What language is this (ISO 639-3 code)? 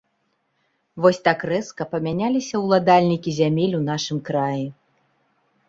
bel